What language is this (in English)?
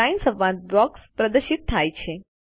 Gujarati